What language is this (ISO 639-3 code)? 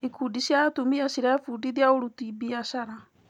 kik